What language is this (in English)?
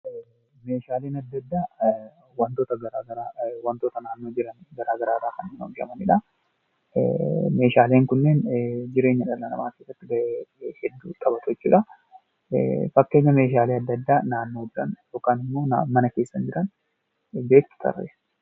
Oromo